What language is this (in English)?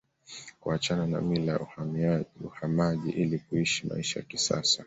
Swahili